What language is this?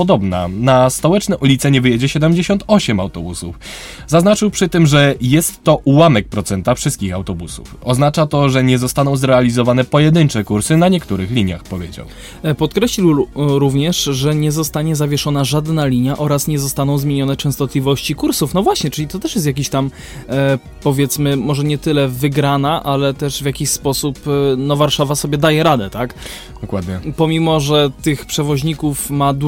Polish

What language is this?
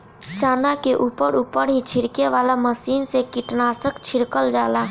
Bhojpuri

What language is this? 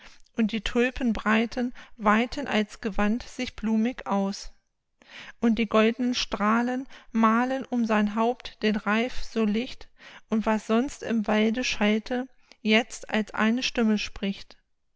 German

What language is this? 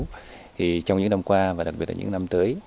Vietnamese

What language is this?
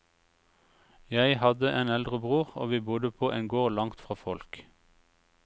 Norwegian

